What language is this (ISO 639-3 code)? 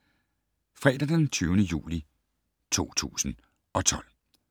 dan